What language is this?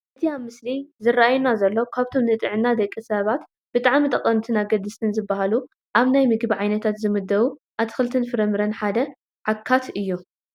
Tigrinya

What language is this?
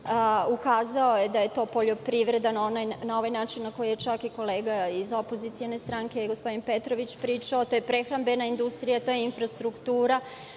Serbian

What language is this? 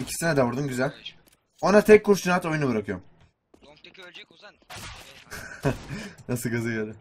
Turkish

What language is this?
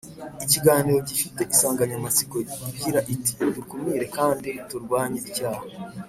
Kinyarwanda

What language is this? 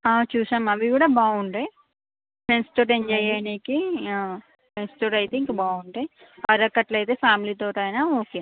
Telugu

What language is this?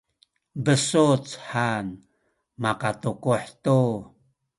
Sakizaya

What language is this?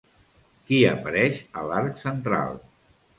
Catalan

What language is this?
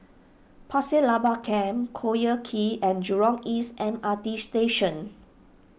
English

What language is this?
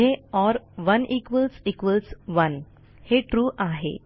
Marathi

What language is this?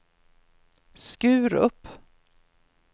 Swedish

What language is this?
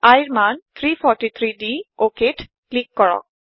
Assamese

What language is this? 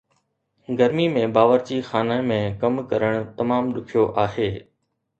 Sindhi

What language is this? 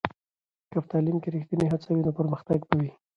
Pashto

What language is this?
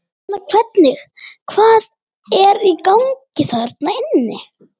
Icelandic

